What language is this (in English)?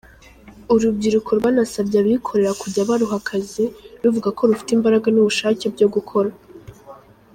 Kinyarwanda